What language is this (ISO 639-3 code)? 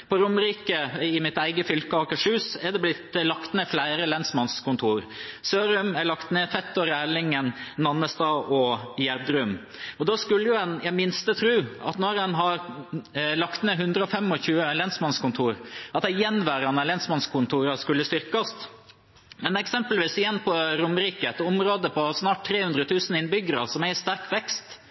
nob